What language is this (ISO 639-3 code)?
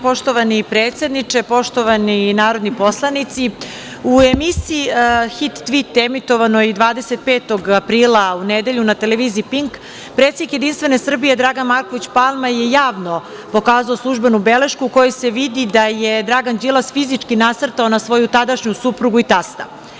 srp